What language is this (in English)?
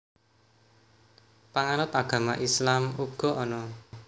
Javanese